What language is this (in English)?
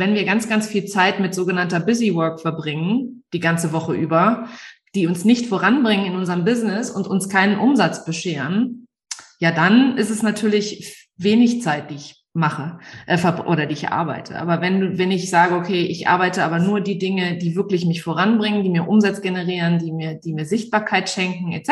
German